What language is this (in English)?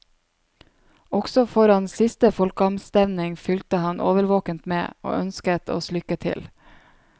Norwegian